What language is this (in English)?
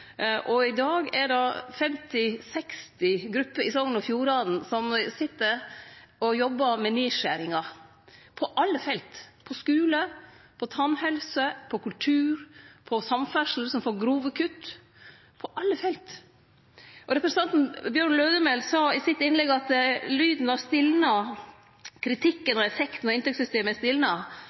Norwegian Nynorsk